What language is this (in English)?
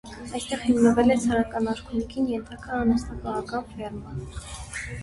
Armenian